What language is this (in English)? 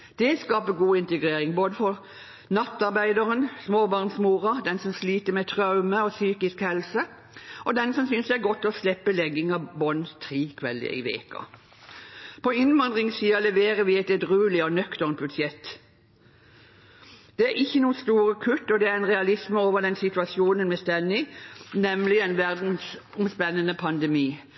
Norwegian Bokmål